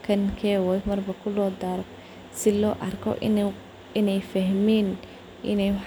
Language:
Somali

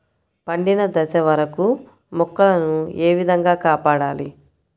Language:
Telugu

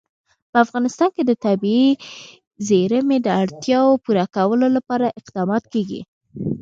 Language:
Pashto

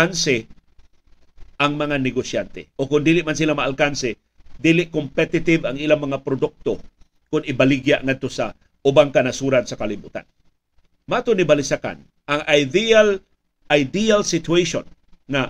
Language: Filipino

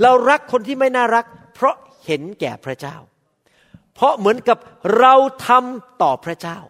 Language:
Thai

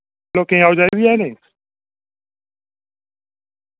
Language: Dogri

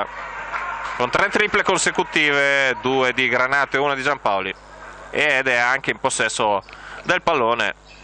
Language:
Italian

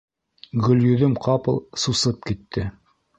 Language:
Bashkir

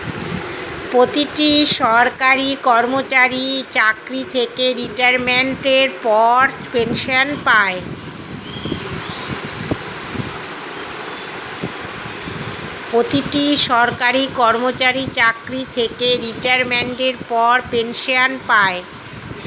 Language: Bangla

